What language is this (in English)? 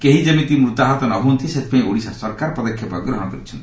Odia